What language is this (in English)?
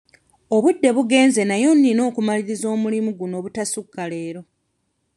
Ganda